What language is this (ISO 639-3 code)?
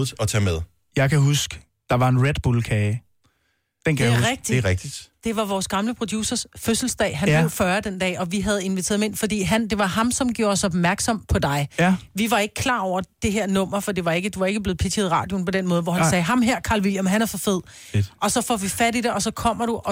dan